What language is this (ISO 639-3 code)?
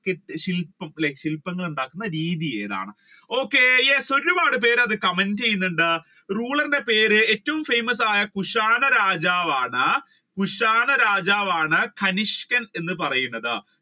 mal